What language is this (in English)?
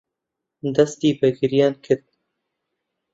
Central Kurdish